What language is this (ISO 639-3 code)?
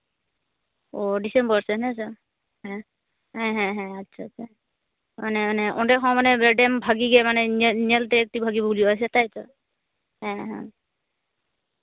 sat